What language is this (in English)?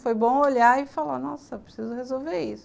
Portuguese